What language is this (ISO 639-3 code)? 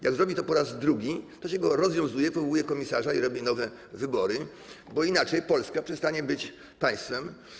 pol